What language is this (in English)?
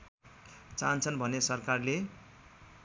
Nepali